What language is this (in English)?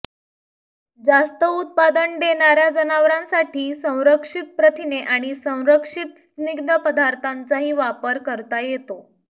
Marathi